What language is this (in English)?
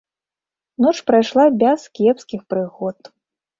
Belarusian